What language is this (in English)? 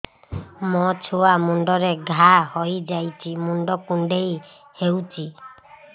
Odia